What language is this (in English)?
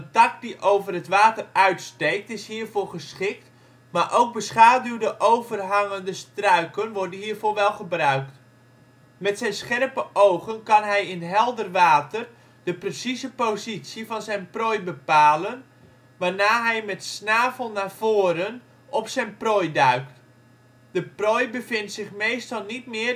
Dutch